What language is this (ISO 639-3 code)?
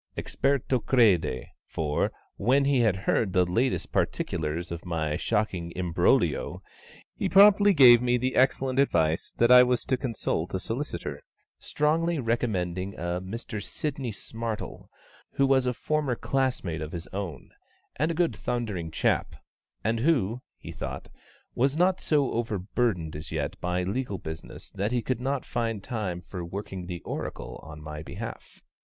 eng